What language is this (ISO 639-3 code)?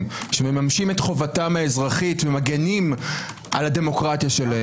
heb